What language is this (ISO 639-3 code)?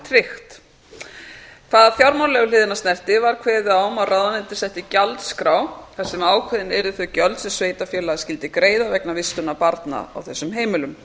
isl